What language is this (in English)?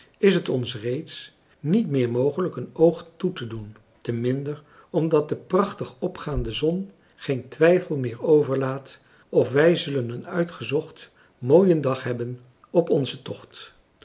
Dutch